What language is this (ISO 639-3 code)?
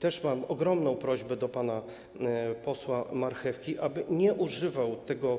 pol